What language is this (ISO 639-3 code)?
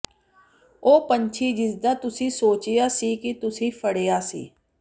pan